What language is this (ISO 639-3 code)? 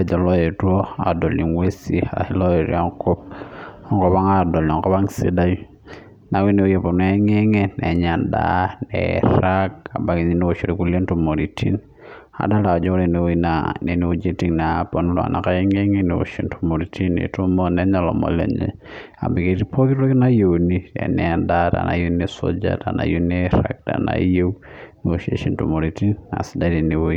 mas